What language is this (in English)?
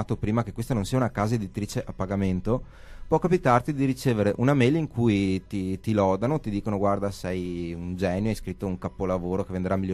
Italian